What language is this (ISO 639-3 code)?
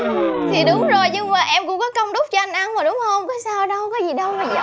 vie